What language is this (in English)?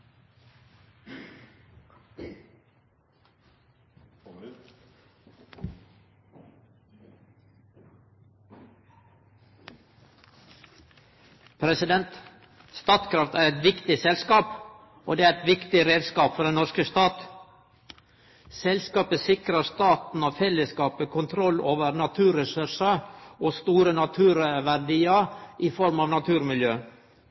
Norwegian